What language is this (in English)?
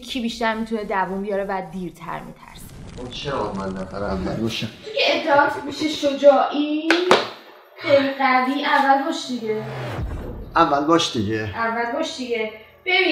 Persian